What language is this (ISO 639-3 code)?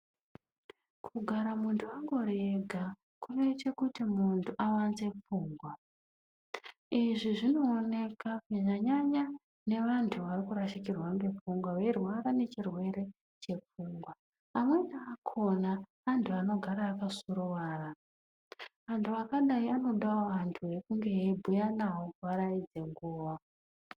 ndc